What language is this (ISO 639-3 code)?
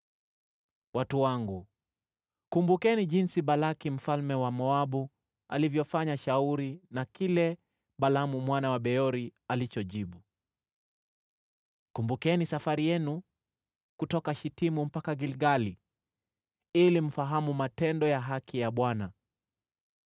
swa